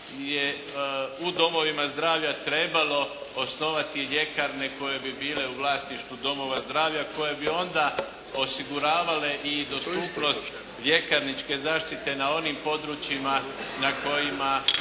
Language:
Croatian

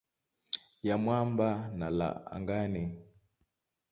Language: Swahili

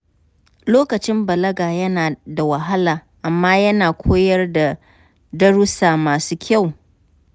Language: Hausa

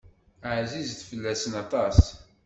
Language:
Kabyle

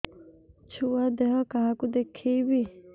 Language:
Odia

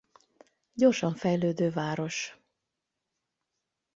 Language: Hungarian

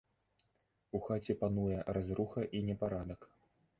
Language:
Belarusian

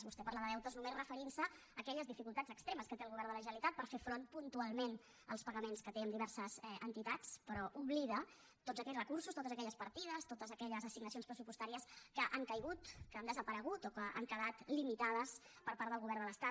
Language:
Catalan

